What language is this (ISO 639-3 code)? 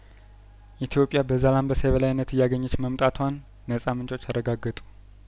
amh